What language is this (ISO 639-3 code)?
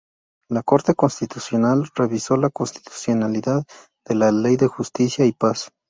spa